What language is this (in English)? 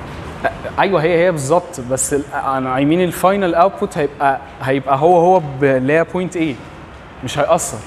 Arabic